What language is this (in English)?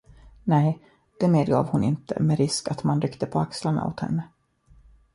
Swedish